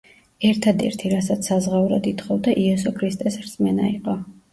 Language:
Georgian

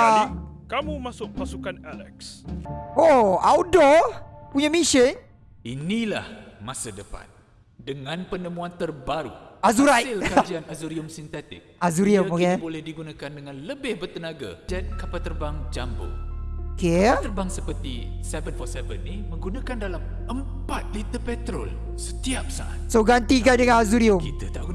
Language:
Malay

